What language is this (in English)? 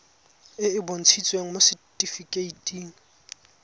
Tswana